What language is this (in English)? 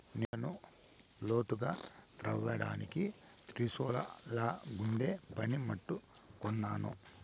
Telugu